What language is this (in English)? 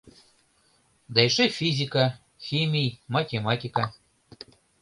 Mari